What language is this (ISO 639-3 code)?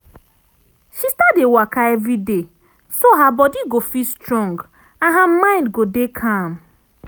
pcm